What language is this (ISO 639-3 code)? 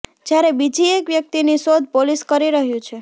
guj